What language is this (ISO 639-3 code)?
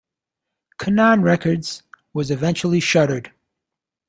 eng